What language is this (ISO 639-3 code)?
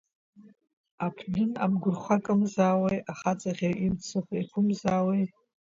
abk